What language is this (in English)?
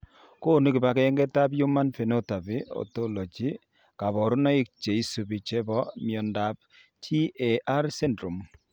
Kalenjin